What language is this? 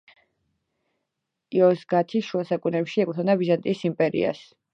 Georgian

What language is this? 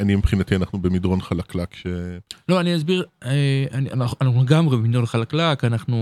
Hebrew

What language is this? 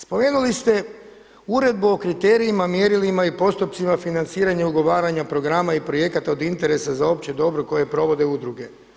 Croatian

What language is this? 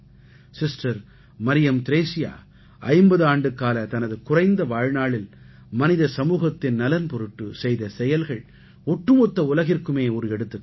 Tamil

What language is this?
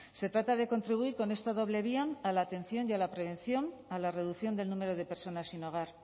Spanish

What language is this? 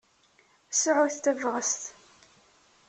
Kabyle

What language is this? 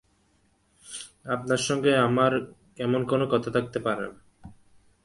Bangla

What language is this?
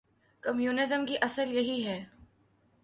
Urdu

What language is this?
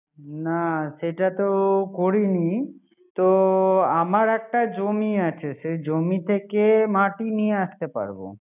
Bangla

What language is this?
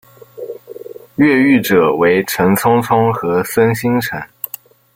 Chinese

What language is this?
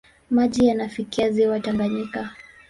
Swahili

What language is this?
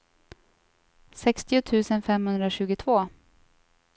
Swedish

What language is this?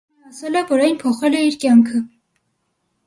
Armenian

